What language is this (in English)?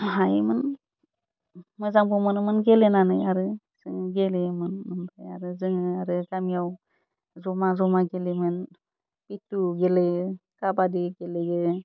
Bodo